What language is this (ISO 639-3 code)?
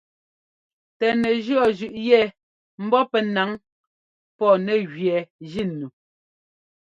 jgo